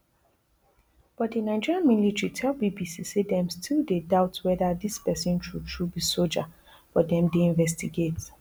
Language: Nigerian Pidgin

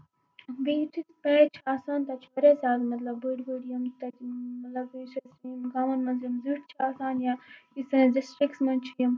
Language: Kashmiri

